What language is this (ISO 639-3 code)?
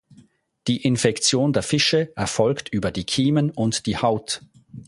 deu